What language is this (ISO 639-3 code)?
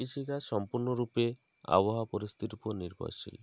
ben